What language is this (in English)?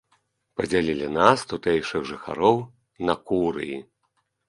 Belarusian